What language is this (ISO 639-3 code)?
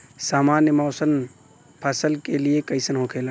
bho